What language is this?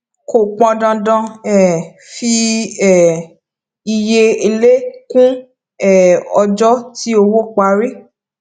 Yoruba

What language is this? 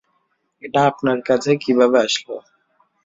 Bangla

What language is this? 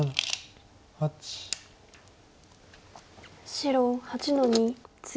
Japanese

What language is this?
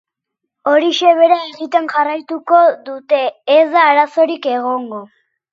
Basque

